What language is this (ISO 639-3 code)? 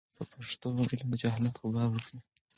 pus